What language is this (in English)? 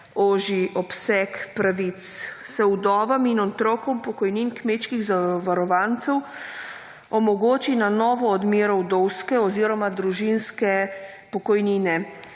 Slovenian